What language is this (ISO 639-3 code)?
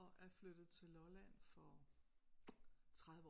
dan